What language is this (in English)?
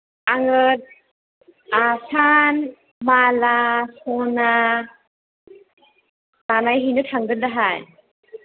Bodo